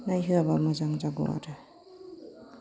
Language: Bodo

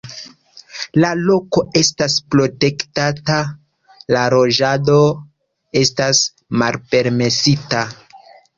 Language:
Esperanto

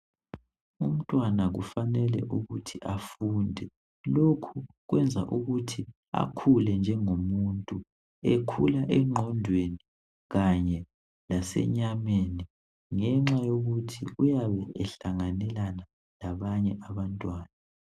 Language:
North Ndebele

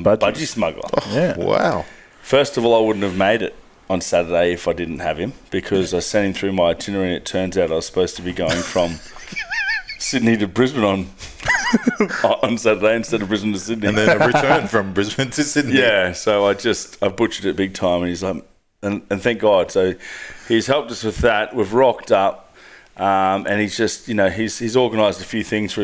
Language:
English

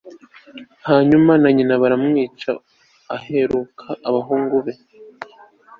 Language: Kinyarwanda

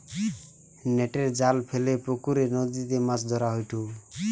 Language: Bangla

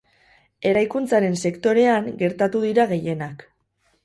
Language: Basque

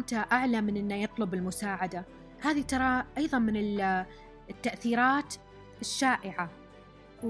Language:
Arabic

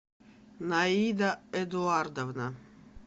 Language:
Russian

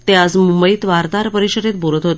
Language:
Marathi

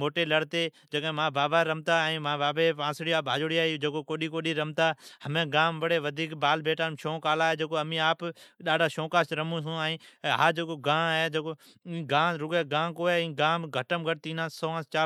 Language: Od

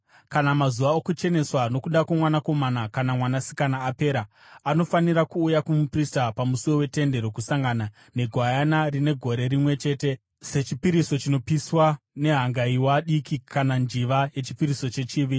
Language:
Shona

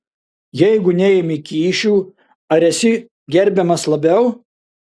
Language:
Lithuanian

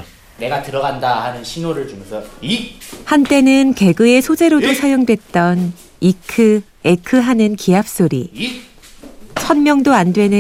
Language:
Korean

